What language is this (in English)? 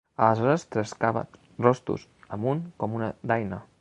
Catalan